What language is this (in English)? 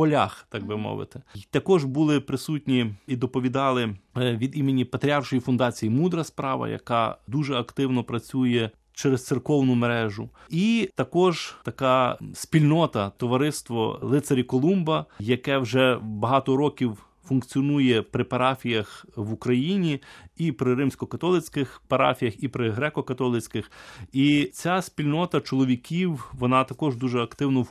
Ukrainian